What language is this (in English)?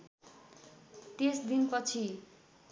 Nepali